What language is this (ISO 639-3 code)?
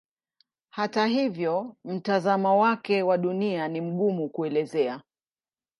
swa